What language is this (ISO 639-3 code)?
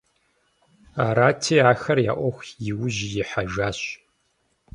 kbd